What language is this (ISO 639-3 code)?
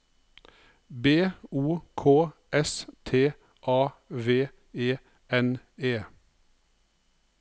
nor